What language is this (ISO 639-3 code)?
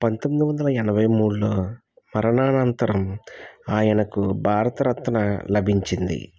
tel